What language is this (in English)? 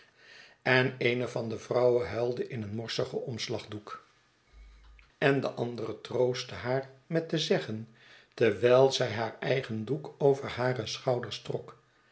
Dutch